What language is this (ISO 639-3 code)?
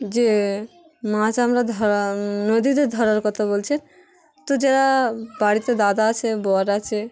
ben